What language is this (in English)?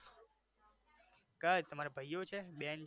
Gujarati